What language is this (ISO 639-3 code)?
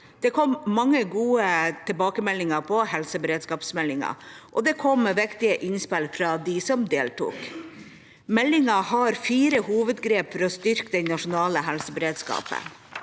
nor